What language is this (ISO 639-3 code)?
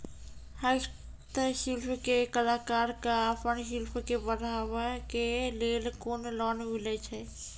mai